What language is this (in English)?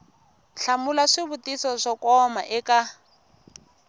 Tsonga